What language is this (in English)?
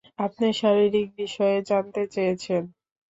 Bangla